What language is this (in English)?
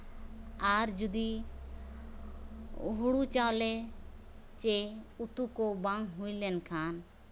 Santali